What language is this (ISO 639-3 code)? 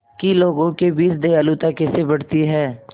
hin